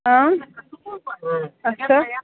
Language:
Kashmiri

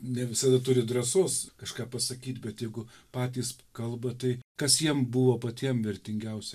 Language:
Lithuanian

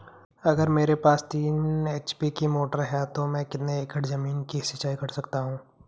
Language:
Hindi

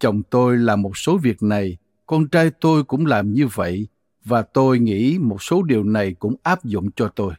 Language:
Vietnamese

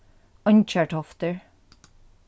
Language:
Faroese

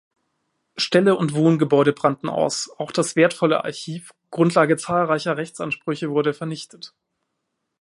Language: German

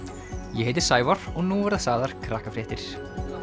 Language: Icelandic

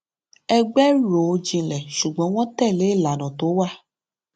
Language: Yoruba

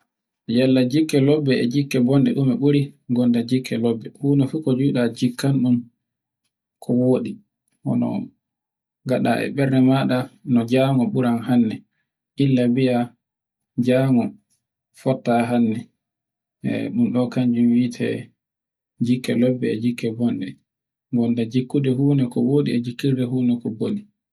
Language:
Borgu Fulfulde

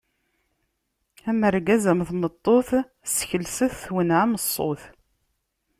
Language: Kabyle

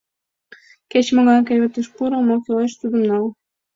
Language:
Mari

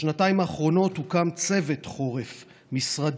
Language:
Hebrew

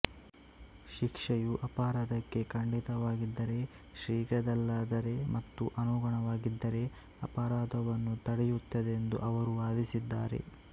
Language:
Kannada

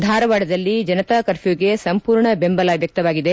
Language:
Kannada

